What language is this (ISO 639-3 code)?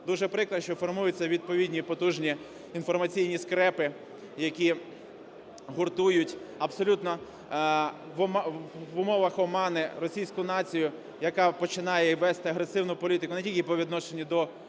ukr